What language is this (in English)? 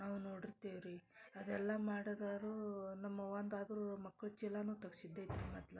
Kannada